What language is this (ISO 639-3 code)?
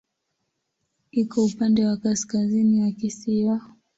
swa